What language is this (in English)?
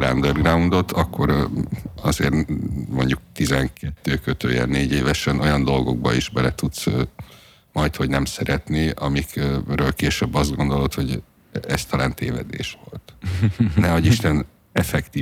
Hungarian